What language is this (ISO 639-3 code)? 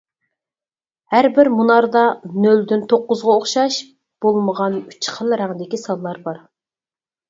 uig